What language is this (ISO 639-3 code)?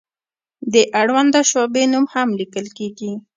pus